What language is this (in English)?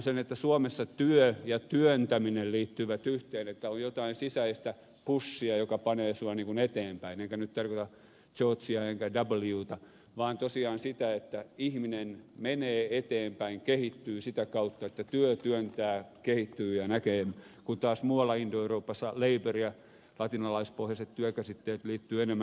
Finnish